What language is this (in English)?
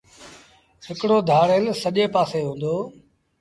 Sindhi Bhil